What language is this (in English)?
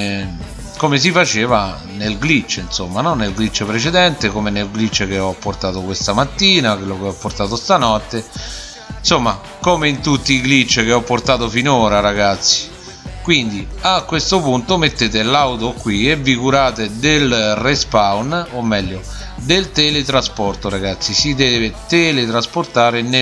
Italian